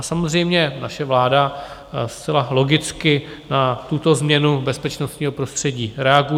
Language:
Czech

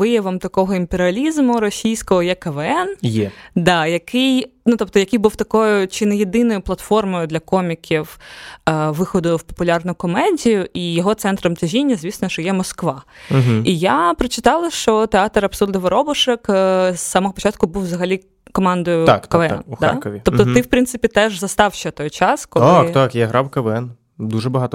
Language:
Ukrainian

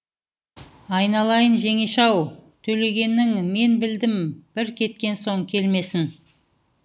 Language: Kazakh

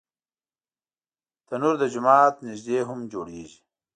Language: Pashto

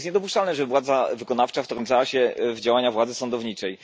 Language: Polish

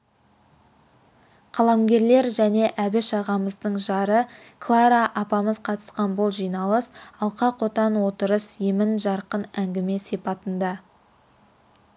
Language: Kazakh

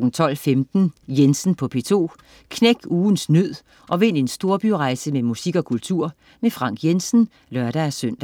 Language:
Danish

